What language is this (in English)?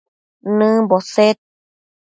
Matsés